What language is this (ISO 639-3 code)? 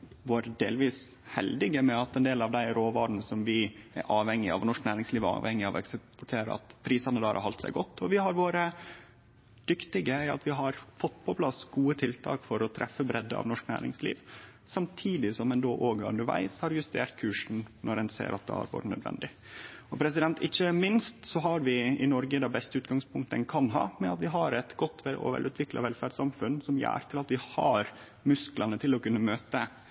nno